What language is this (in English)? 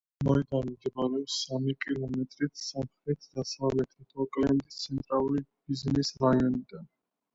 Georgian